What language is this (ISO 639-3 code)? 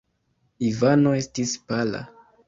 epo